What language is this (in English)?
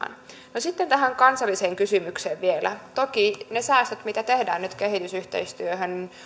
Finnish